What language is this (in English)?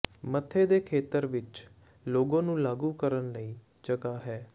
Punjabi